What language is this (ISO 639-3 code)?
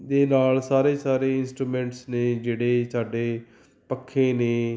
pan